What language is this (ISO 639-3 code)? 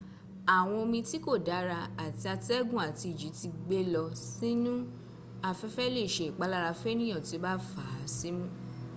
yor